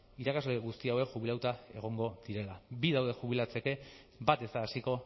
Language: Basque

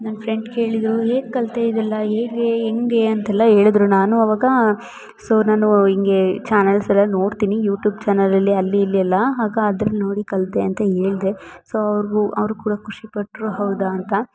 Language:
Kannada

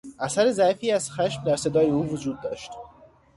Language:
Persian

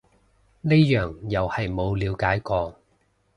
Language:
Cantonese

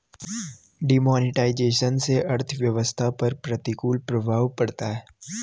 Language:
Hindi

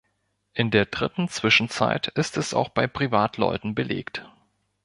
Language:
German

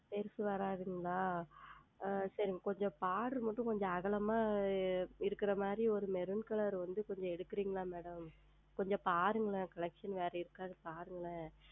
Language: Tamil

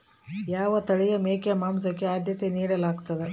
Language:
Kannada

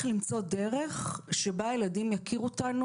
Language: Hebrew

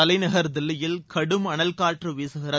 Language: Tamil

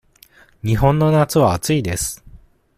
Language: Japanese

